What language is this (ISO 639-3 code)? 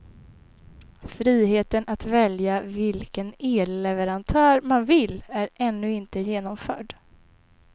swe